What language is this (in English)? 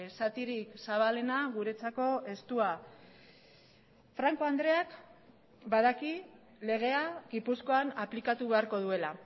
Basque